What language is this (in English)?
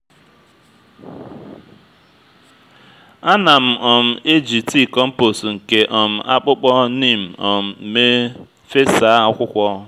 Igbo